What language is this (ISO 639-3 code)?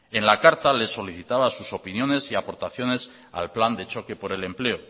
spa